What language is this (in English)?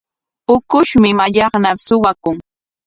Corongo Ancash Quechua